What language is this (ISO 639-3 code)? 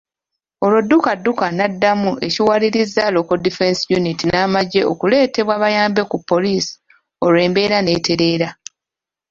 lug